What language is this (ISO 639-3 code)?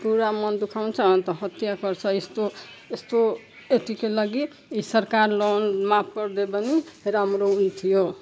nep